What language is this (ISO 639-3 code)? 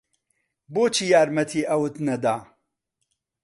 ckb